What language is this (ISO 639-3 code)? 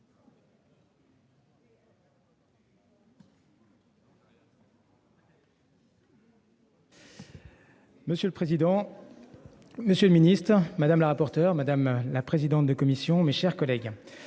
fra